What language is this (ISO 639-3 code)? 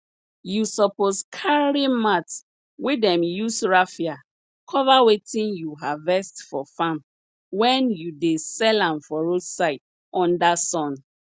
pcm